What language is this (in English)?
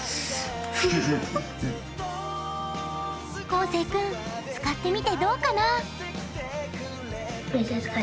Japanese